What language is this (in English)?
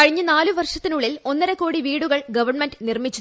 Malayalam